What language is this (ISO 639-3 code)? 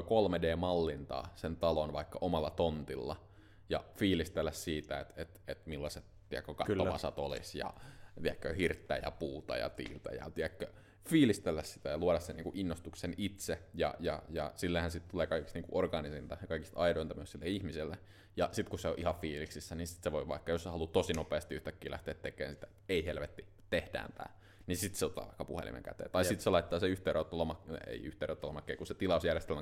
fin